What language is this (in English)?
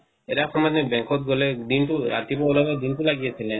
Assamese